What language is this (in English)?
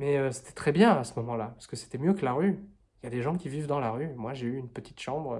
French